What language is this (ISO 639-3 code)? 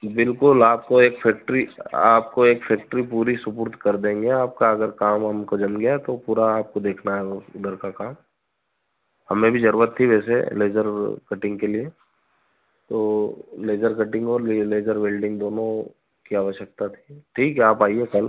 hin